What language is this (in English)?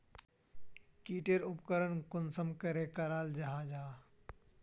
Magahi